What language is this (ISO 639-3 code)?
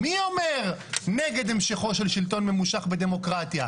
heb